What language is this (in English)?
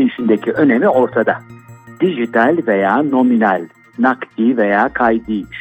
Turkish